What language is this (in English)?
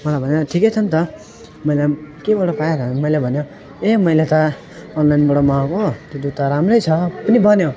Nepali